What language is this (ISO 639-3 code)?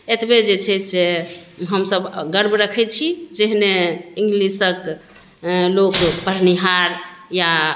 mai